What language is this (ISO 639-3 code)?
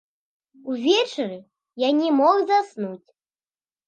bel